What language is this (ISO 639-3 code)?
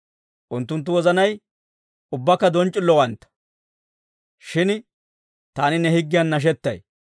dwr